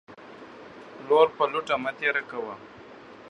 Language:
Pashto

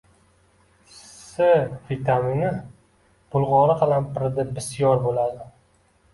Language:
Uzbek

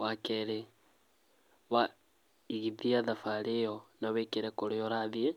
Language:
Kikuyu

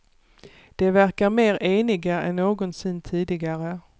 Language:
Swedish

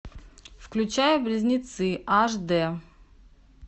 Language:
Russian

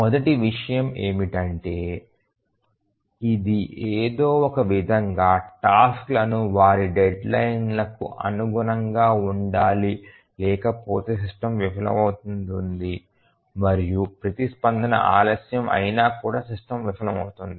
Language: Telugu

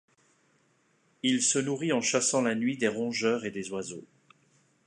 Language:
French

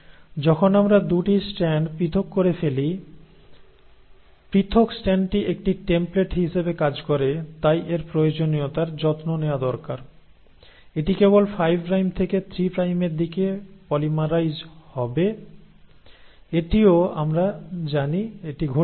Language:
Bangla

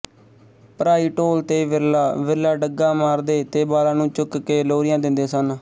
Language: Punjabi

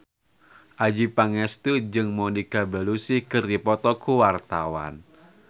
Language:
Sundanese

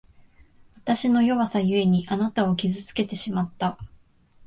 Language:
Japanese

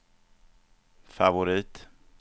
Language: Swedish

